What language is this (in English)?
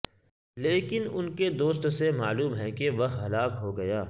Urdu